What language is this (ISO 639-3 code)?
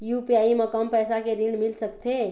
hne